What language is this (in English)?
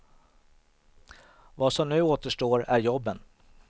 Swedish